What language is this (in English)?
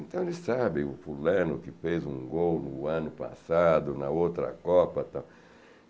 Portuguese